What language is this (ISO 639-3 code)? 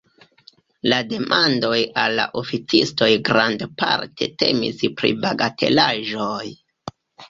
epo